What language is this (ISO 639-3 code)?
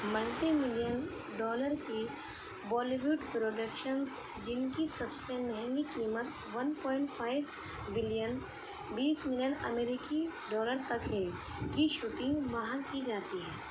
urd